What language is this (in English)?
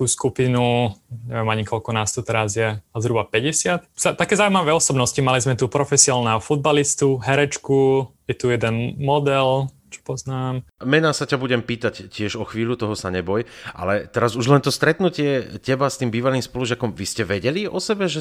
Slovak